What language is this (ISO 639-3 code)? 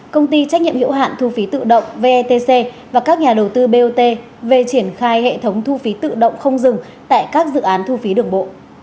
vie